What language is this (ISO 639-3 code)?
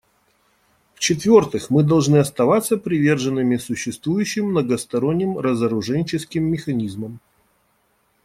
rus